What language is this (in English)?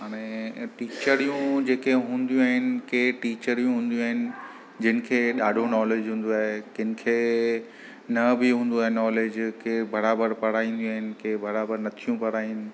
Sindhi